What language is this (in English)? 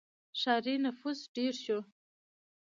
Pashto